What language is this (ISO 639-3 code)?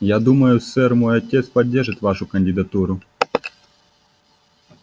rus